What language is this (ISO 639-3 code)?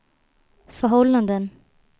swe